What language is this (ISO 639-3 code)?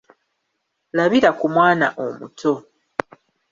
lug